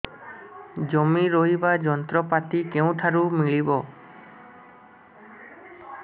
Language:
Odia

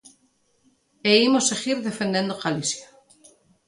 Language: Galician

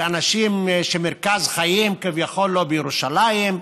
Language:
Hebrew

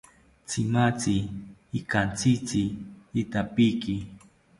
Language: South Ucayali Ashéninka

